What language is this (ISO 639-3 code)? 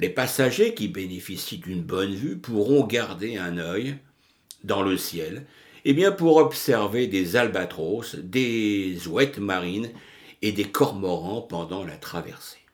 fra